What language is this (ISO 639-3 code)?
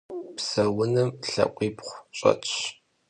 kbd